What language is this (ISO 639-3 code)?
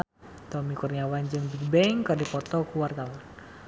sun